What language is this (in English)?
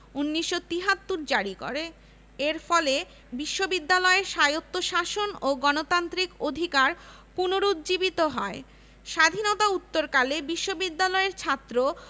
Bangla